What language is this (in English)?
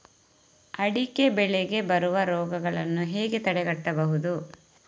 Kannada